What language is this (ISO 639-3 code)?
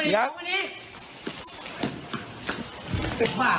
tha